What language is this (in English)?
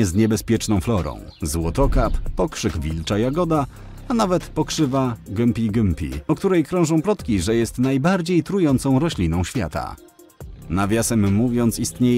Polish